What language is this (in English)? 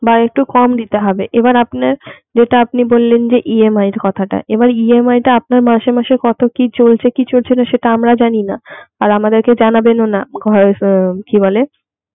Bangla